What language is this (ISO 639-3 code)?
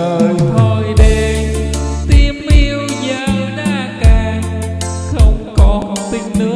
vie